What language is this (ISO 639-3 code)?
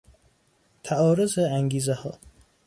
fas